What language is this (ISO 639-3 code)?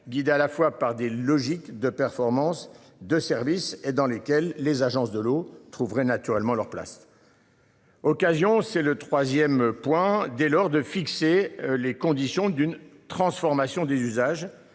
fra